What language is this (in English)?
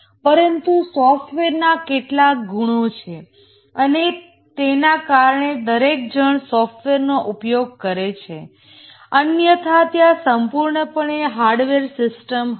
Gujarati